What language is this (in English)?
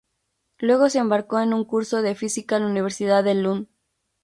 Spanish